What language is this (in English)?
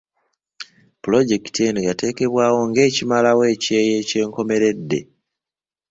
Ganda